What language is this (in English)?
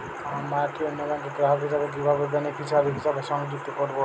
Bangla